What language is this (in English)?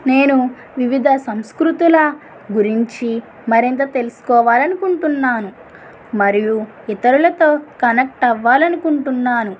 Telugu